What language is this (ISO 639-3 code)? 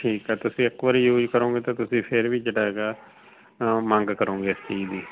pan